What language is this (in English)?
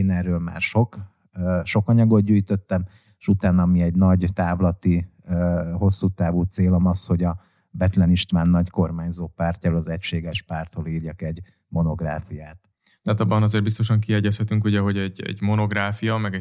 Hungarian